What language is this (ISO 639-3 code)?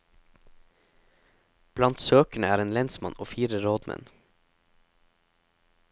nor